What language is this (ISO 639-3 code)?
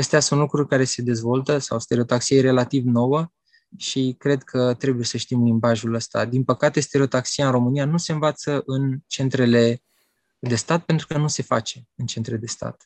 ron